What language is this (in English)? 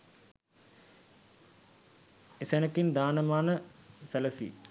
Sinhala